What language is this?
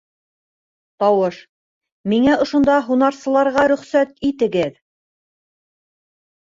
Bashkir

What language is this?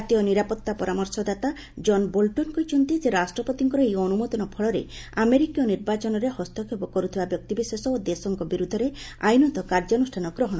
Odia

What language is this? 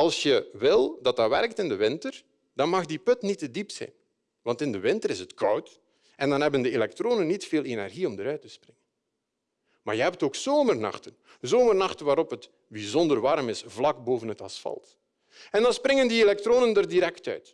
Dutch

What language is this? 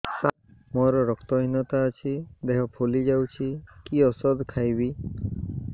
Odia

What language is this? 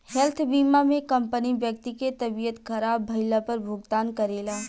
Bhojpuri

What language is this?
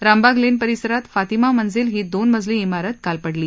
Marathi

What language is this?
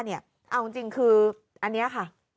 Thai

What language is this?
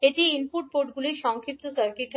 Bangla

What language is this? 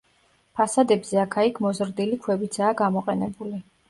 Georgian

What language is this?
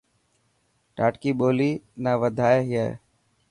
Dhatki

